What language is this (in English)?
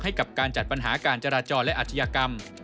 Thai